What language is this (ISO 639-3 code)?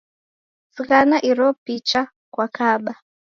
dav